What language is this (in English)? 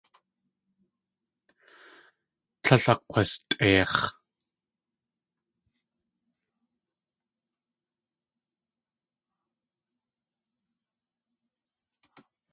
Tlingit